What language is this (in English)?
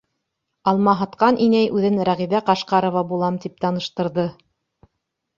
Bashkir